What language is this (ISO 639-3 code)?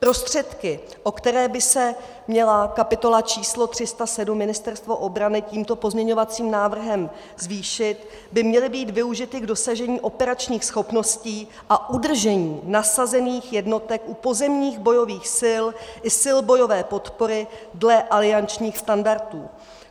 ces